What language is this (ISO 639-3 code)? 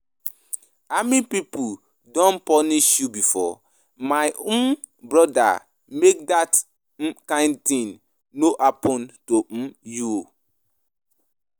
pcm